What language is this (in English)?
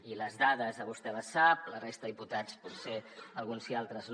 Catalan